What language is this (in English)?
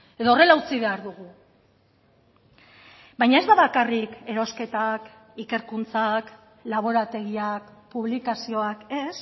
Basque